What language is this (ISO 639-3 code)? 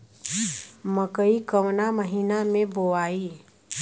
bho